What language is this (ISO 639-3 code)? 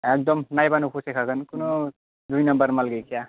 brx